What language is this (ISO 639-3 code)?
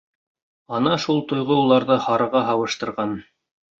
bak